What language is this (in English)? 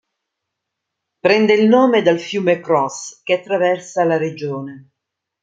Italian